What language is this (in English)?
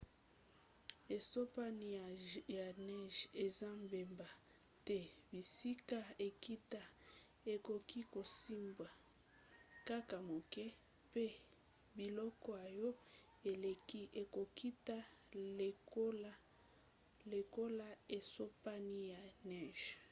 Lingala